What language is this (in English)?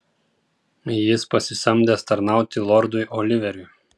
Lithuanian